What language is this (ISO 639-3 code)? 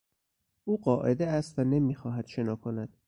fas